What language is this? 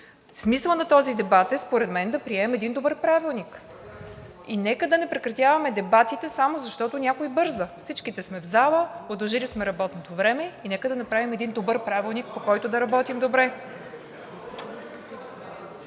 Bulgarian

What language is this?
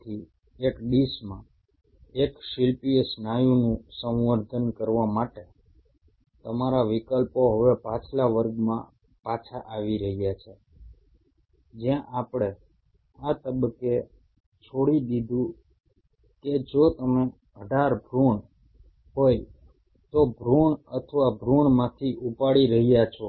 Gujarati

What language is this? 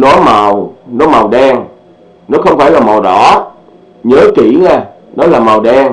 Vietnamese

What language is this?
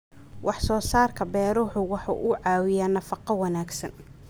Somali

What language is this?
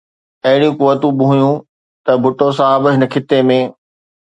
Sindhi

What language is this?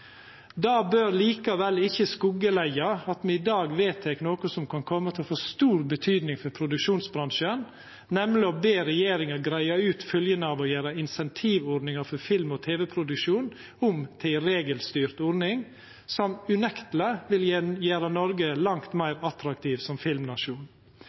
Norwegian Nynorsk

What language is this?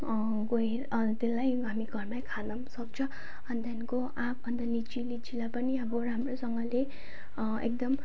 Nepali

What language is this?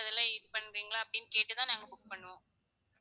Tamil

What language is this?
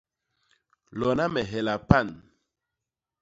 Basaa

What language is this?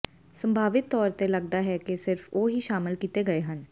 Punjabi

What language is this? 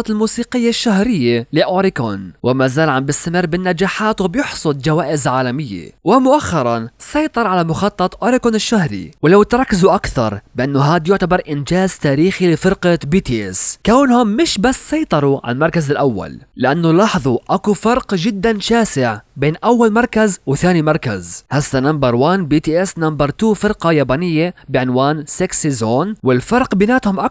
Arabic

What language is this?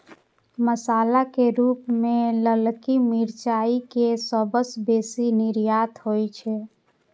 Maithili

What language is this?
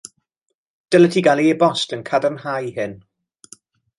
Welsh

